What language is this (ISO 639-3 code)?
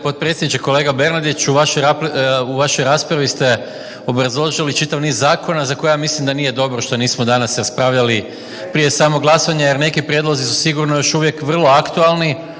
hrv